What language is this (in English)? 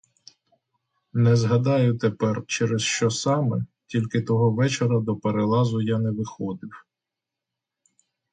Ukrainian